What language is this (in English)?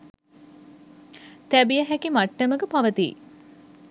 Sinhala